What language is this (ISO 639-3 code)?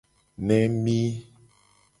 gej